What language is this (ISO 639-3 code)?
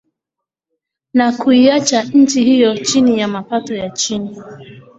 swa